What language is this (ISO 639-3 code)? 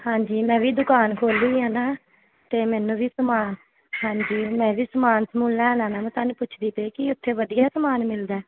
pan